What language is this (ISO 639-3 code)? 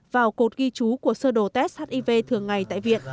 vie